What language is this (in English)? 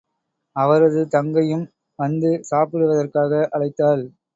Tamil